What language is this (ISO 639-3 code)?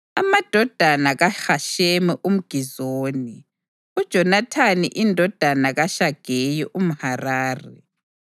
nde